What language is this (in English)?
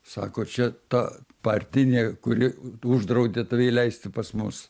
Lithuanian